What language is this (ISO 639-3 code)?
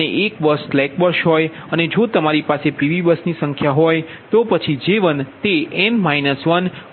guj